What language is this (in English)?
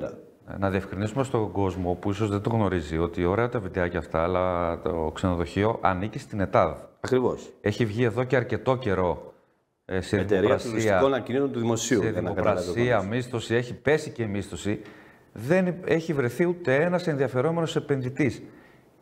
Greek